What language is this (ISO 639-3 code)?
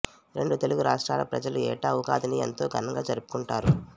tel